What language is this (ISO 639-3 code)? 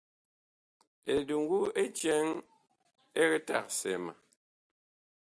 bkh